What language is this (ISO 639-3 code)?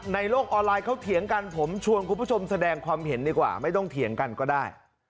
tha